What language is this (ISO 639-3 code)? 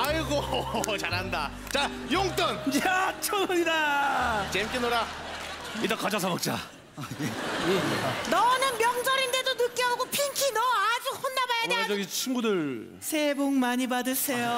kor